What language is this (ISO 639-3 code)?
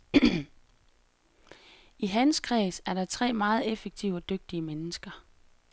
dan